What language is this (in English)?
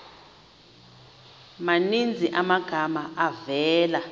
Xhosa